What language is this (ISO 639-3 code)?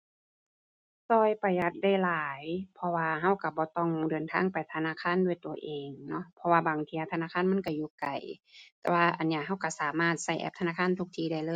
tha